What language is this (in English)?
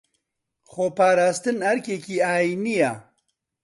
Central Kurdish